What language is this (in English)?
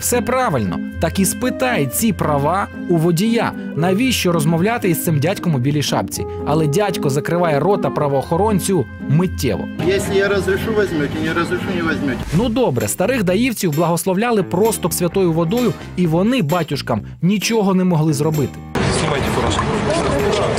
Ukrainian